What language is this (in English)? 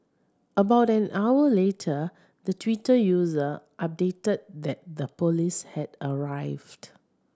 English